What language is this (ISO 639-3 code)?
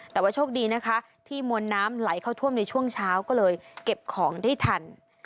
tha